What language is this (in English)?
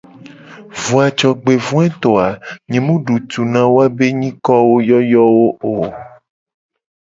Gen